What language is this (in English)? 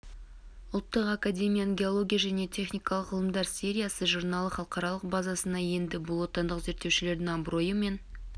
Kazakh